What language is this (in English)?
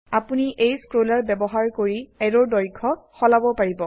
Assamese